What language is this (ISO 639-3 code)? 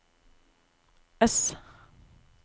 nor